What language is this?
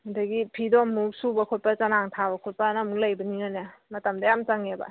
Manipuri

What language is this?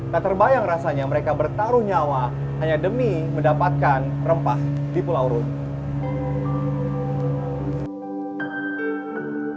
Indonesian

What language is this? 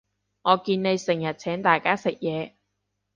Cantonese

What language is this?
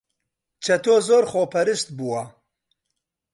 Central Kurdish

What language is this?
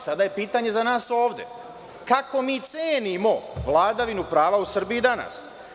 Serbian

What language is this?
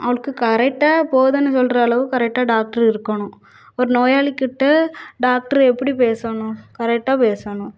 Tamil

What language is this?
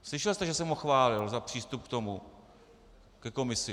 Czech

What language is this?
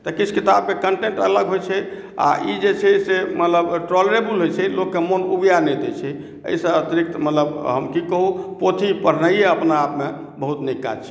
Maithili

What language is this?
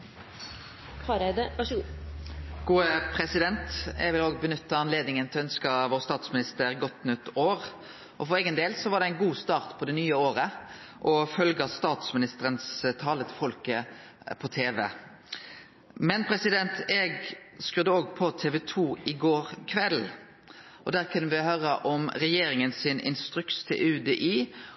Norwegian Nynorsk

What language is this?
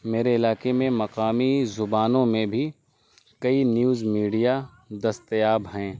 Urdu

